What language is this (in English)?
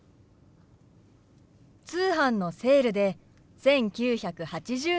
Japanese